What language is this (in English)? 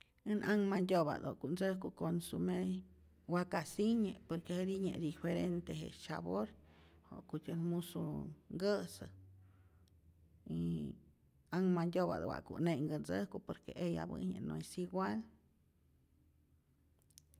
Rayón Zoque